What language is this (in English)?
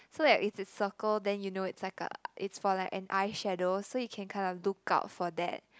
English